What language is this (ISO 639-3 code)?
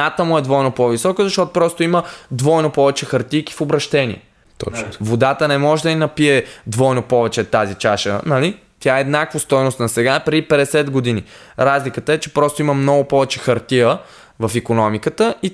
bul